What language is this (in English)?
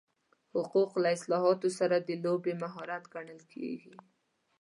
Pashto